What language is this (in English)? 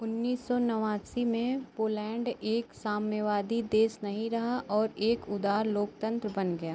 Hindi